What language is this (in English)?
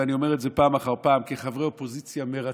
Hebrew